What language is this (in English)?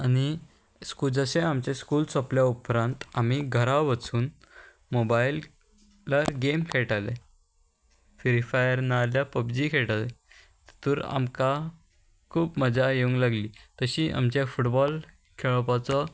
Konkani